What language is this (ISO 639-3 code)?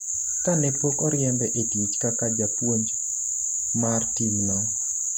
luo